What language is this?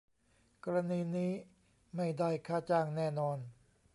Thai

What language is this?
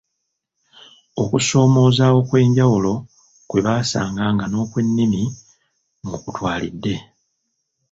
Ganda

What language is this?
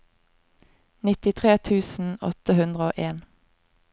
Norwegian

